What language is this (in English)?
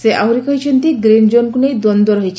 Odia